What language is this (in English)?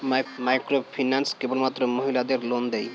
Bangla